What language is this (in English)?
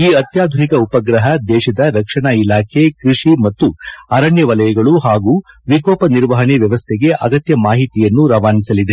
Kannada